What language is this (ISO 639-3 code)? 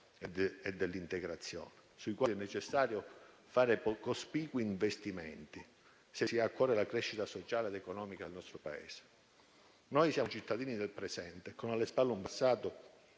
ita